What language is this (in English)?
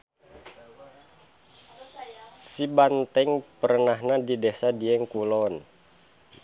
Sundanese